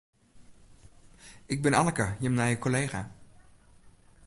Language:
Western Frisian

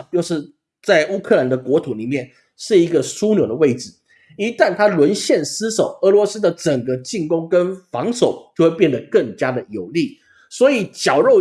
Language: Chinese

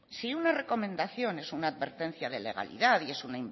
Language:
Spanish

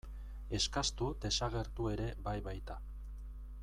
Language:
Basque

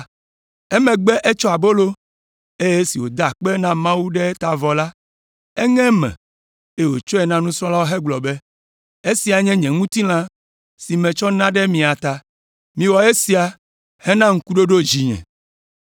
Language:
Ewe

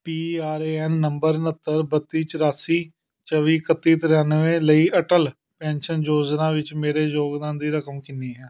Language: Punjabi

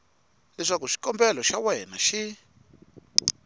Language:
Tsonga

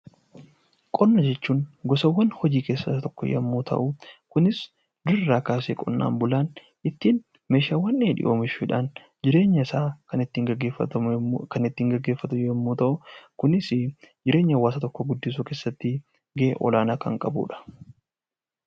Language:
Oromo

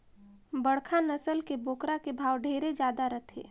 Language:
Chhattisgarhi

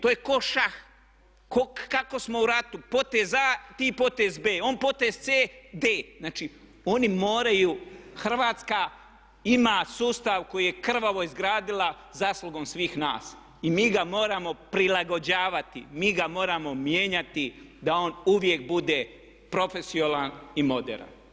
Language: Croatian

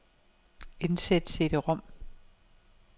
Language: Danish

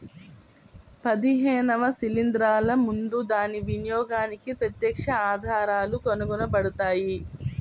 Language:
Telugu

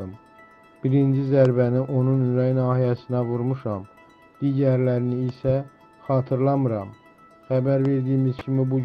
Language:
Turkish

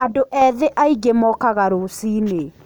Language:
Kikuyu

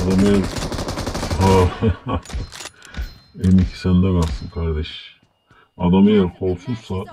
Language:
Turkish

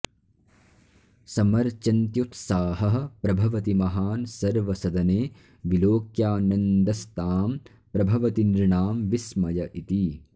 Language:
Sanskrit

